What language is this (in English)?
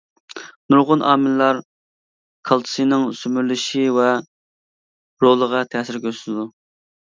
Uyghur